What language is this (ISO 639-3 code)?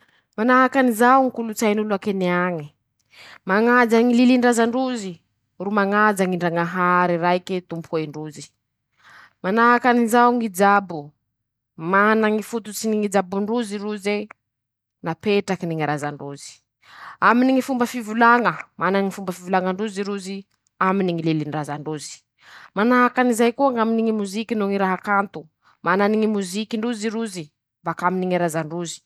msh